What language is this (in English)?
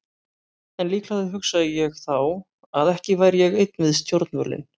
Icelandic